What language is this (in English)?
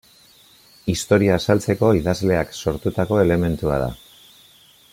Basque